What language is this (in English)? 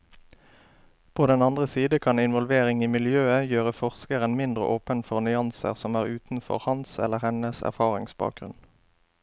Norwegian